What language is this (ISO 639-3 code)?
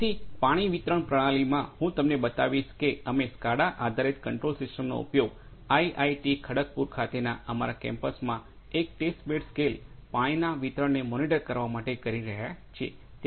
guj